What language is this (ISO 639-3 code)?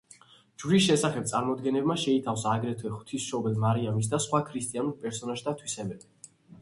kat